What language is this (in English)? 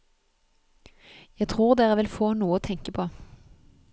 Norwegian